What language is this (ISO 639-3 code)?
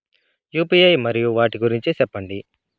tel